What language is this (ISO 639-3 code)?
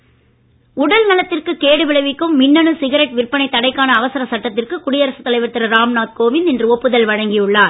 tam